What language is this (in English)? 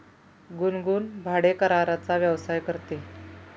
Marathi